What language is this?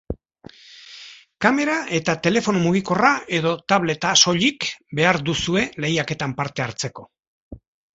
Basque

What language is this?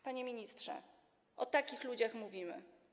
Polish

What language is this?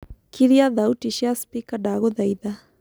Kikuyu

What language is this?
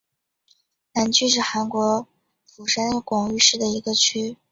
Chinese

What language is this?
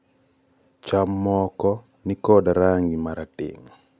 Luo (Kenya and Tanzania)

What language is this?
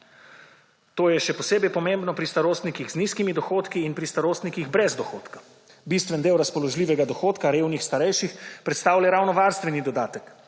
Slovenian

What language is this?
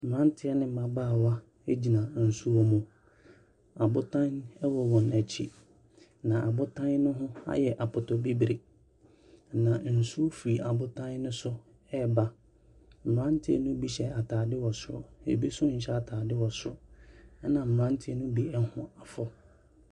Akan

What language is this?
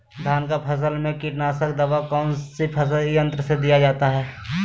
Magahi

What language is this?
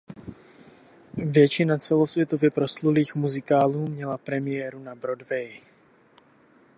Czech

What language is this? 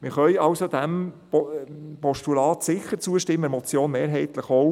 Swiss German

